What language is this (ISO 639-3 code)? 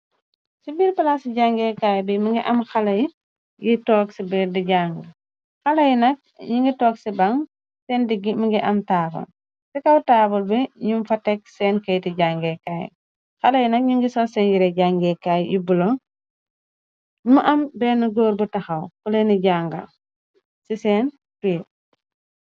wol